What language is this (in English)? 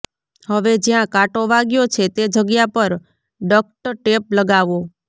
Gujarati